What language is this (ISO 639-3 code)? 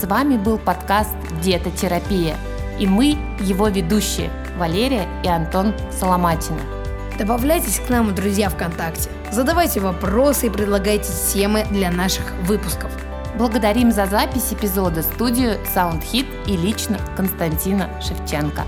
rus